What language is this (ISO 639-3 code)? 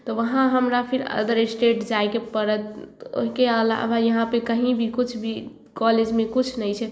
mai